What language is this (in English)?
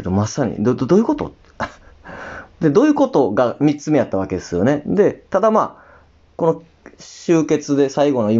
Japanese